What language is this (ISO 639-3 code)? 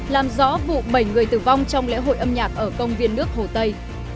vie